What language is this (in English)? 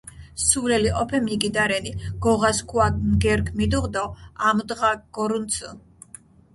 Mingrelian